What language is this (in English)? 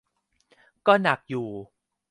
Thai